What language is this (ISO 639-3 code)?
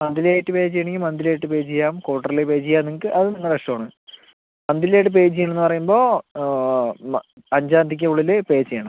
mal